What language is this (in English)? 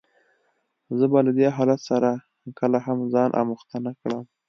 Pashto